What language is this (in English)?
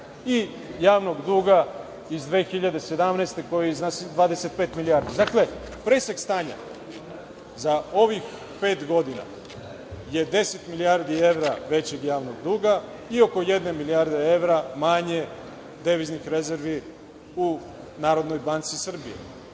Serbian